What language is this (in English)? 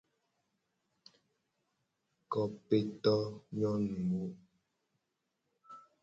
Gen